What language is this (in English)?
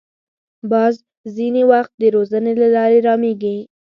Pashto